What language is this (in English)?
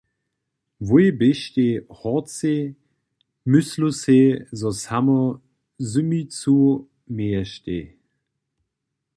Upper Sorbian